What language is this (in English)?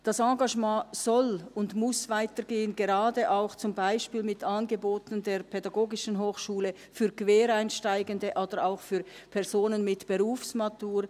Swiss German